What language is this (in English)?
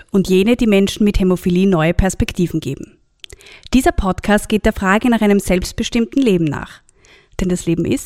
German